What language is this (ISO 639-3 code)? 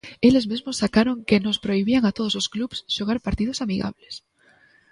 glg